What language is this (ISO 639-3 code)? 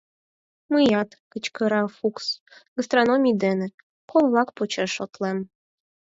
chm